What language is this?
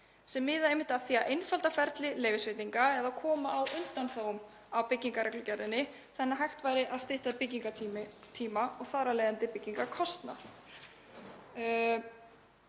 Icelandic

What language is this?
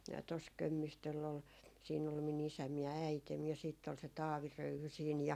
Finnish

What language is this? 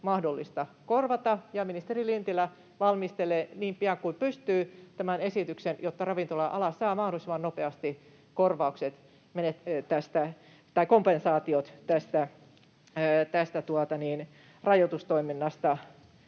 Finnish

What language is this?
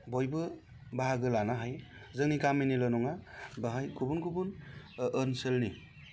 Bodo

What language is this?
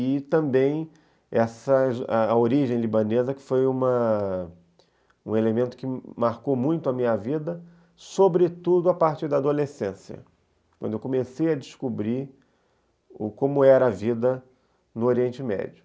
Portuguese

